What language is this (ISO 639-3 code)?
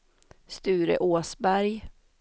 swe